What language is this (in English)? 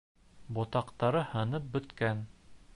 Bashkir